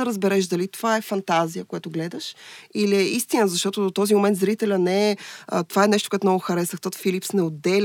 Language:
Bulgarian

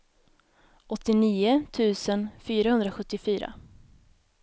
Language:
Swedish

